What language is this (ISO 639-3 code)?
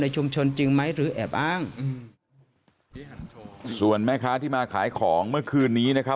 tha